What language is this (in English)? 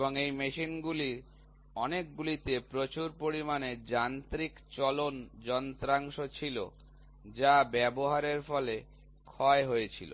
Bangla